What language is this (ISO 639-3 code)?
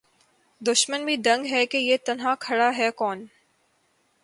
urd